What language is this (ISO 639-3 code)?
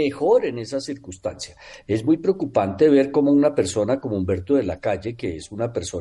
spa